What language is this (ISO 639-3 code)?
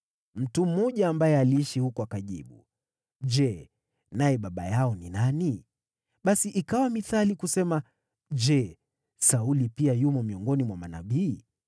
swa